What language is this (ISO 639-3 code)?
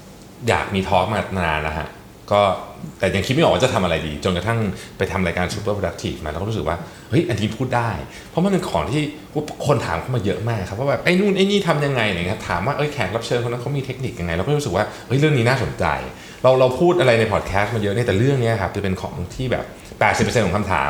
tha